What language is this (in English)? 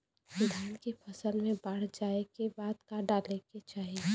Bhojpuri